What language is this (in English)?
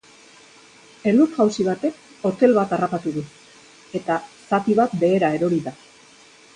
Basque